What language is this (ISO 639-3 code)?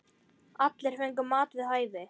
isl